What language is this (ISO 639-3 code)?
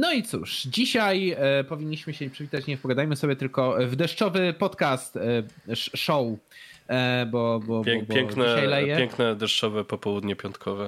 pol